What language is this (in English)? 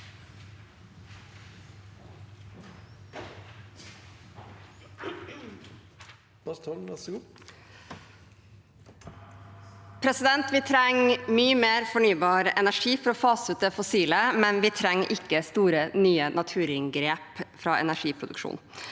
Norwegian